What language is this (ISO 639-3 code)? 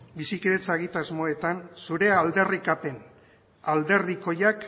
eus